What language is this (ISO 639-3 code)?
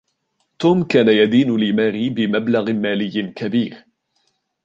ara